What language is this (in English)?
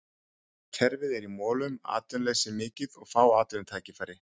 Icelandic